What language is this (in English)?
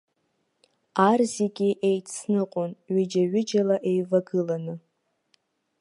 Abkhazian